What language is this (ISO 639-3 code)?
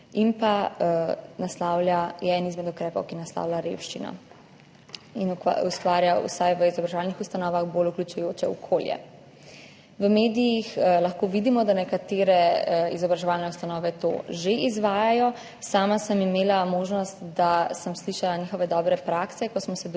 slv